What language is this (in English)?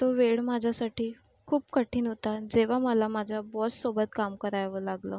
Marathi